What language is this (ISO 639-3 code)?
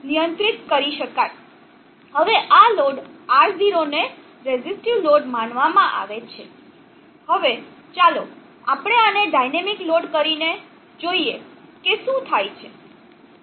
guj